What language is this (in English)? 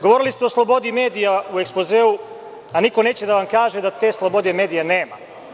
Serbian